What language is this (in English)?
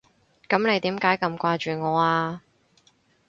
Cantonese